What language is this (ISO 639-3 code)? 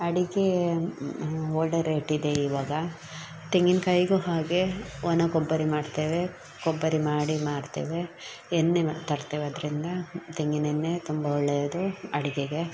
kan